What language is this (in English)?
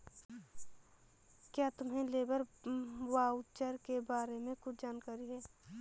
Hindi